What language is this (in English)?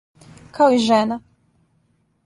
Serbian